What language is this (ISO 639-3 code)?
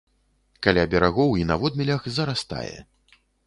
bel